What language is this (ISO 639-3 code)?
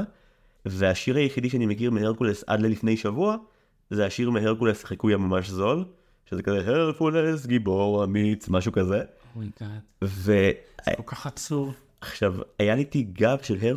heb